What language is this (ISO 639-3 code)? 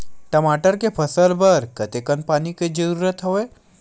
hne